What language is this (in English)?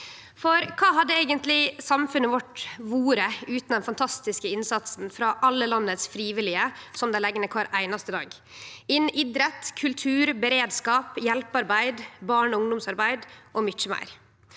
Norwegian